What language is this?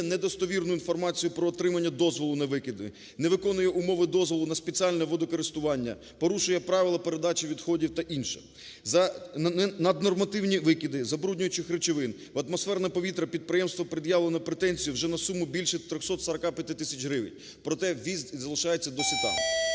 Ukrainian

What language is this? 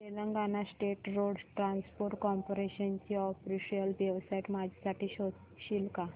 Marathi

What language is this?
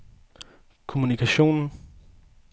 Danish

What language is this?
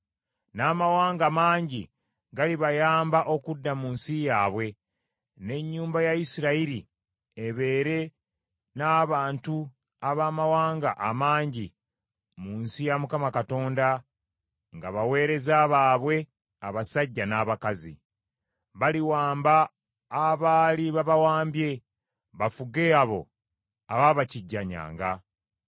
Ganda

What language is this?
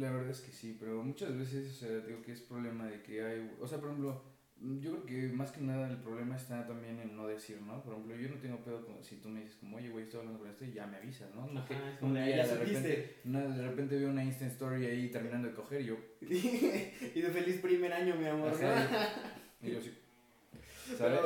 Spanish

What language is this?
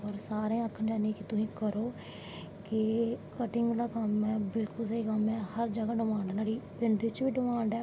Dogri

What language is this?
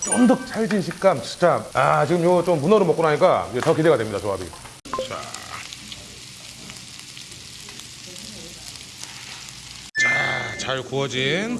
Korean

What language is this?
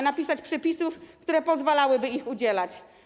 Polish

